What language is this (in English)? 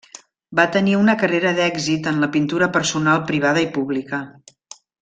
Catalan